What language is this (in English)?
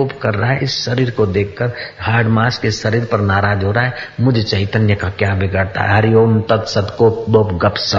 Hindi